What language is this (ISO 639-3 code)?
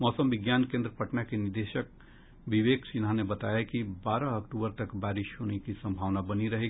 hin